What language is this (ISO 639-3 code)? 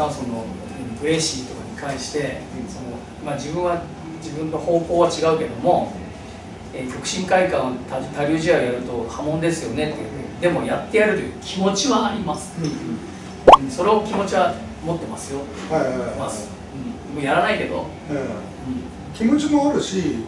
jpn